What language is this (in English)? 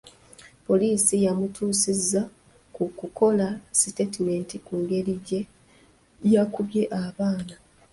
Ganda